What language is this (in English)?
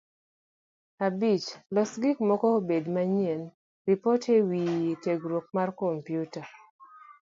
Luo (Kenya and Tanzania)